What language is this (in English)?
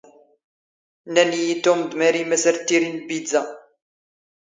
Standard Moroccan Tamazight